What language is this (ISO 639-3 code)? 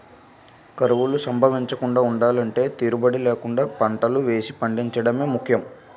tel